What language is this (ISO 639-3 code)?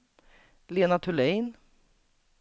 swe